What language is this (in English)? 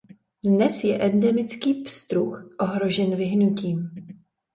Czech